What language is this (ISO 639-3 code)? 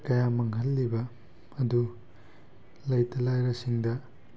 mni